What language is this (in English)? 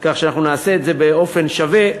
Hebrew